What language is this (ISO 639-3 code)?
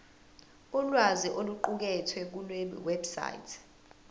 zul